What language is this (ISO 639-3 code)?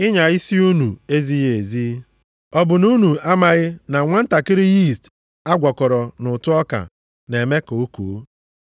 ibo